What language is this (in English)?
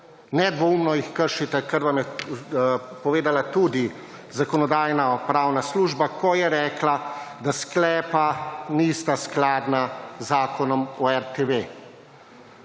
Slovenian